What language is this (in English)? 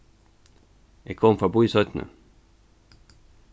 Faroese